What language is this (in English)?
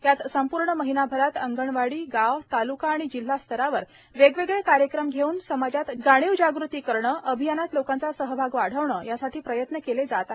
Marathi